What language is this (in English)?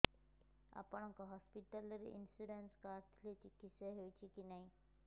Odia